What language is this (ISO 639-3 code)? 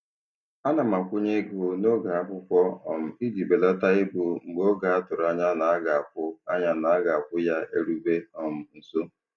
ibo